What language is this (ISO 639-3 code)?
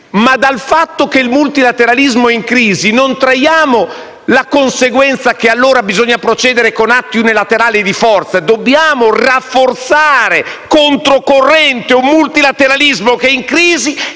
ita